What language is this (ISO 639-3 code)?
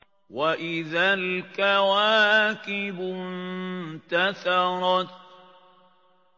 ara